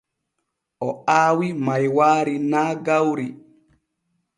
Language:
Borgu Fulfulde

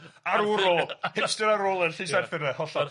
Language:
Welsh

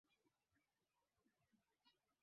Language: Swahili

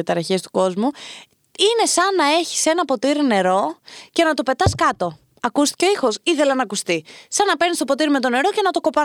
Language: Greek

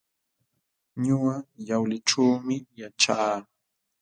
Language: Jauja Wanca Quechua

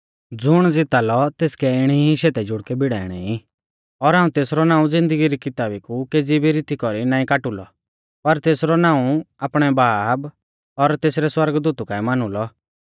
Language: Mahasu Pahari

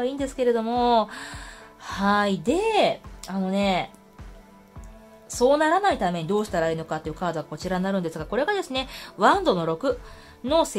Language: Japanese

